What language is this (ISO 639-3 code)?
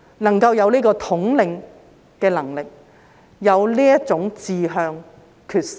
yue